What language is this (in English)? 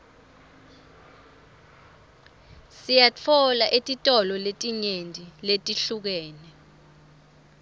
Swati